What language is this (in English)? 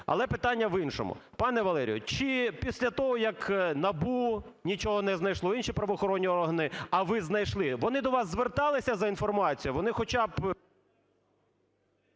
Ukrainian